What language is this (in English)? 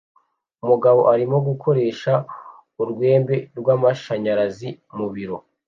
Kinyarwanda